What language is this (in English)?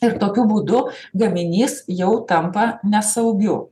Lithuanian